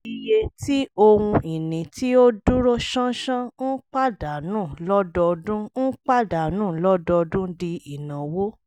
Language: Yoruba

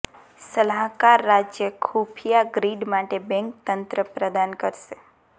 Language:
Gujarati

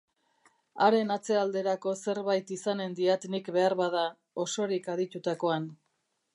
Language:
Basque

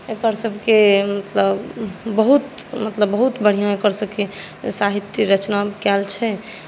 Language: Maithili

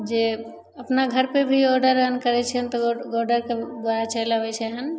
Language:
Maithili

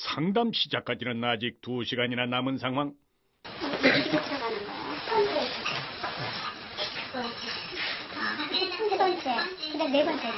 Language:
Korean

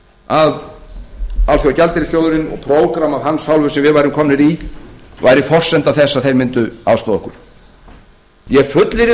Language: Icelandic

